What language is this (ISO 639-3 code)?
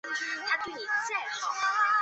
zho